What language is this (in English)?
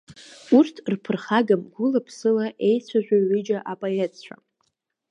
Abkhazian